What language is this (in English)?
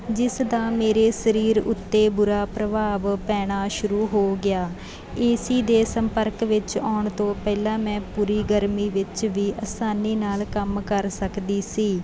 Punjabi